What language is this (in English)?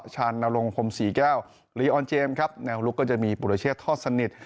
Thai